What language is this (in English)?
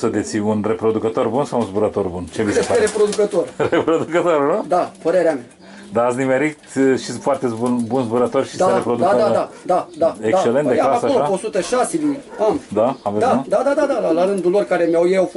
Romanian